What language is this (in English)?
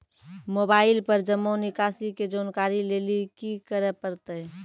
Maithili